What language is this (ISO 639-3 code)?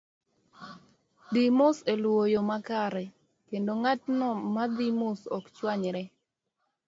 luo